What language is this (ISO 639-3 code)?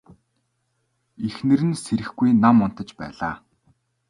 mon